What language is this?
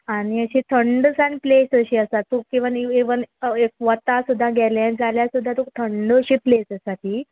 Konkani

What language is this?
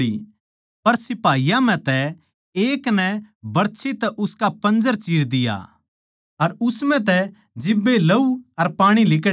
Haryanvi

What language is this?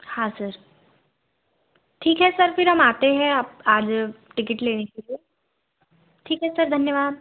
Hindi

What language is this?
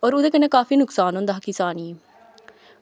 Dogri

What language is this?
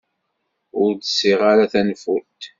Kabyle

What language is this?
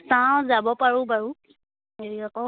Assamese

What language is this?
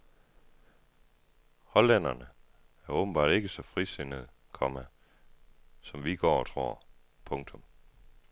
Danish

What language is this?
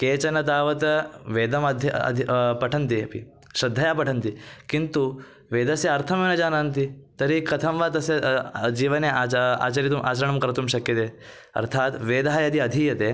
Sanskrit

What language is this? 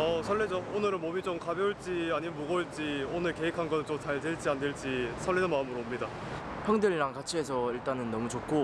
Korean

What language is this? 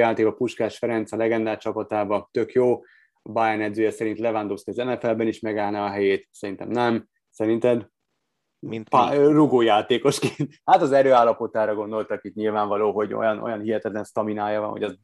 Hungarian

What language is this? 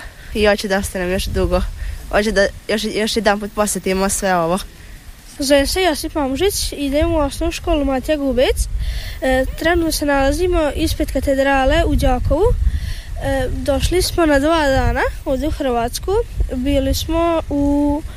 Croatian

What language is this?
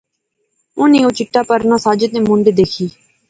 Pahari-Potwari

